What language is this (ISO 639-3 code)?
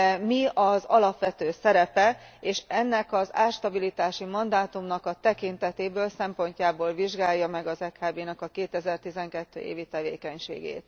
hun